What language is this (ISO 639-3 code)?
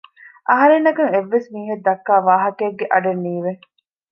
div